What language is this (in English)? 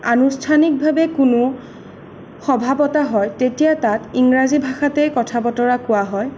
Assamese